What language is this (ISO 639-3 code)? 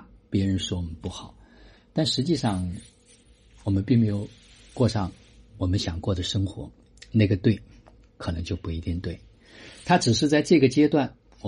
zho